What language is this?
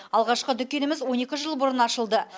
Kazakh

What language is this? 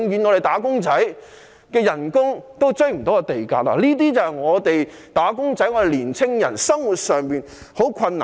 Cantonese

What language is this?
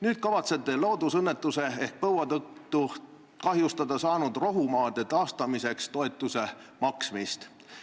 Estonian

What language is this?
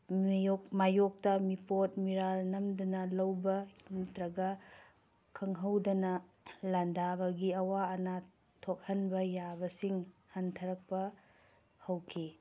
Manipuri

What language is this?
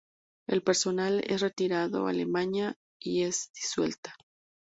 Spanish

